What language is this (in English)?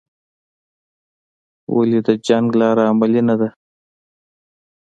Pashto